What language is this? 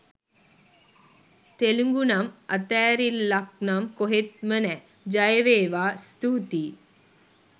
Sinhala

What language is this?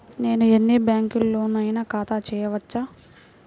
Telugu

